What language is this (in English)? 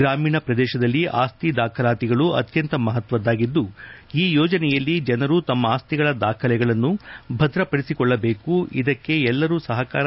Kannada